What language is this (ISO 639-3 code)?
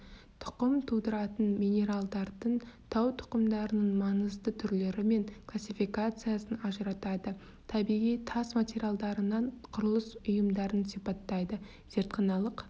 kaz